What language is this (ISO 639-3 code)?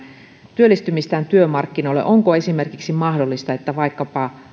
fin